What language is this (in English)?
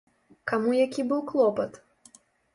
Belarusian